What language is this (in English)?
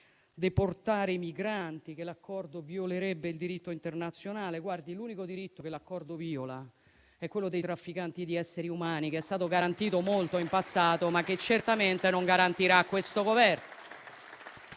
Italian